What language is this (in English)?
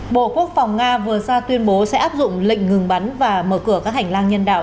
Vietnamese